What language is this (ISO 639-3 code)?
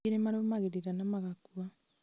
kik